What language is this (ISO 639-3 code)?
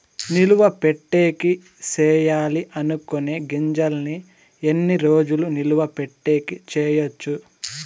tel